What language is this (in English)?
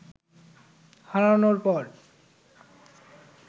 Bangla